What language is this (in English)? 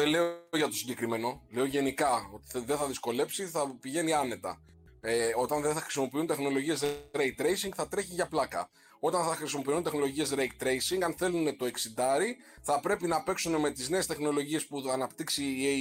Greek